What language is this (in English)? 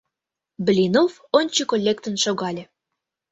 Mari